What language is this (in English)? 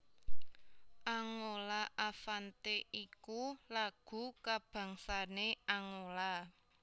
Javanese